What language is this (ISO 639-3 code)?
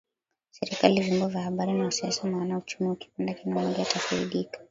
swa